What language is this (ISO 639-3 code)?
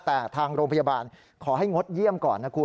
tha